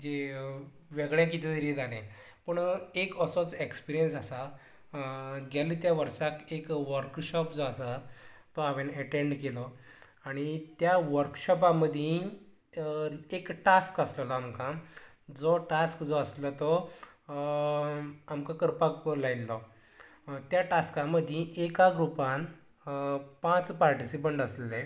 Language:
Konkani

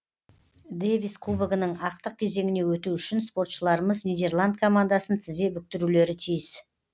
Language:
Kazakh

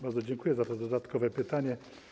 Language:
Polish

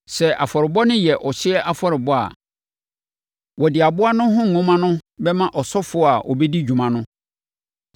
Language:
Akan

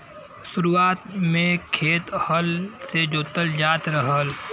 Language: Bhojpuri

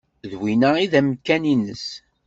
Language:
Kabyle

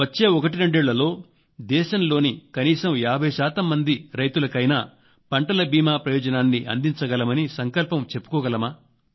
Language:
Telugu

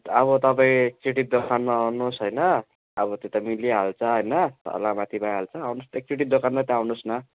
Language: Nepali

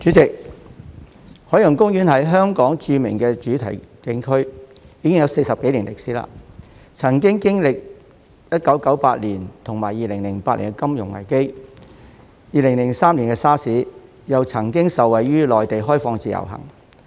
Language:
Cantonese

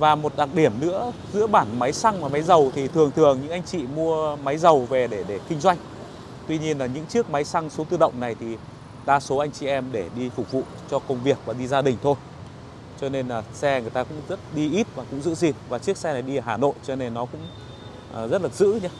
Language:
Vietnamese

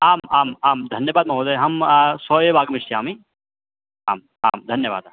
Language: Sanskrit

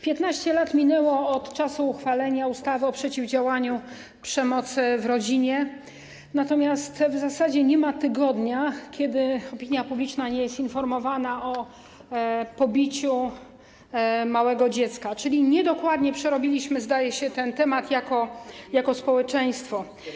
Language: Polish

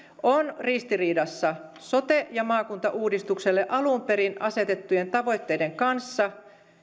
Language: Finnish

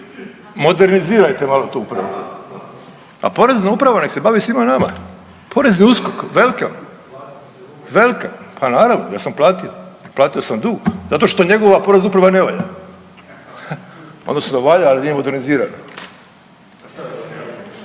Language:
Croatian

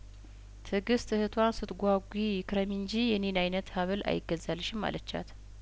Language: Amharic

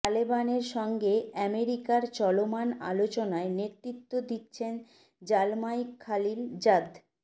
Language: Bangla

